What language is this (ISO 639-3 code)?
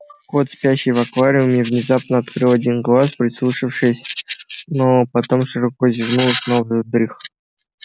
rus